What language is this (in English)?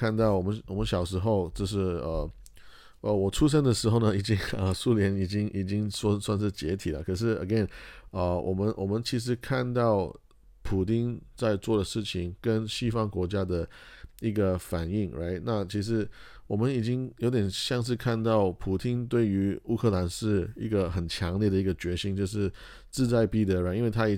Chinese